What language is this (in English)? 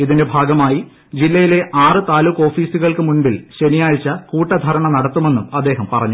Malayalam